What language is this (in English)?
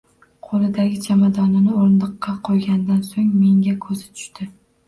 Uzbek